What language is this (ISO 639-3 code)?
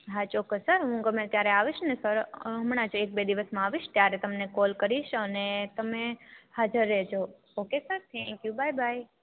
guj